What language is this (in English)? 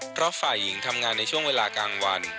Thai